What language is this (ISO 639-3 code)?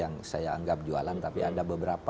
ind